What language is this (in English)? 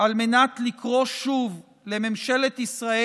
Hebrew